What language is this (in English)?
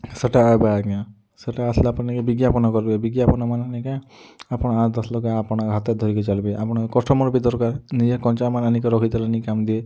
Odia